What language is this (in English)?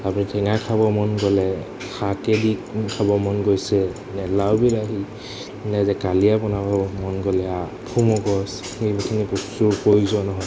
Assamese